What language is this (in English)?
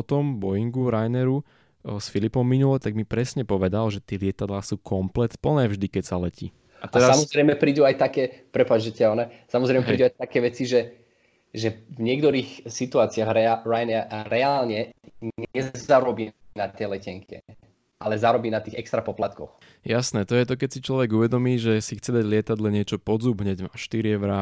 Slovak